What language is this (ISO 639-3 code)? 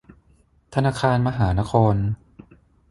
tha